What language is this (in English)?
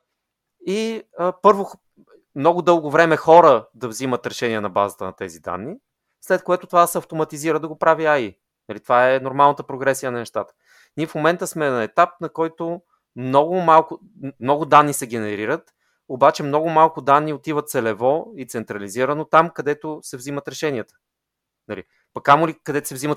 Bulgarian